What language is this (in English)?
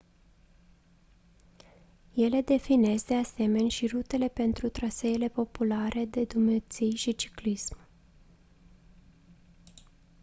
Romanian